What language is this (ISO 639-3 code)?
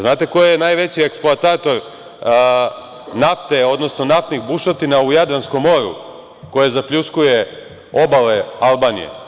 srp